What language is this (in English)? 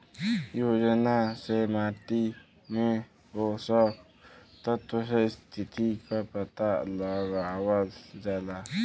Bhojpuri